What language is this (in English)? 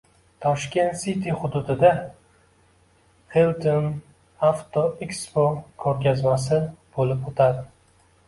Uzbek